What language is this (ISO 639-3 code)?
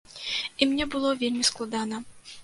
bel